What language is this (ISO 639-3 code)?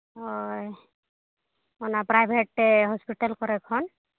sat